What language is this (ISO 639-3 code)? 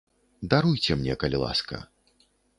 bel